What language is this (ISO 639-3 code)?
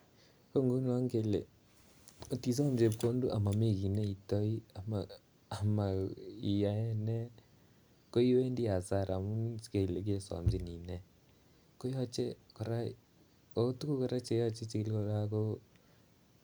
kln